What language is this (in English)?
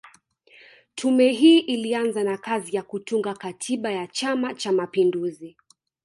Swahili